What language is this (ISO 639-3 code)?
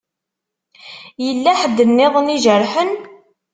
kab